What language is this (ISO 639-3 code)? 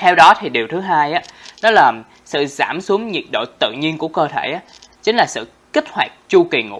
vie